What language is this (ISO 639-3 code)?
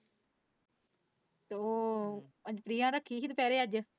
pan